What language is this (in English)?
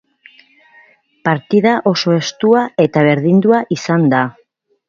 Basque